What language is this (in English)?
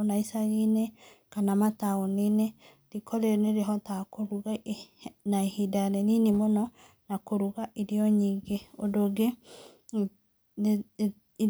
Kikuyu